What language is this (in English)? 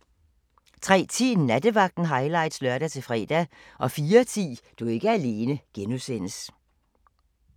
Danish